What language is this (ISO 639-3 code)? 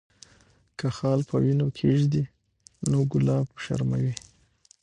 pus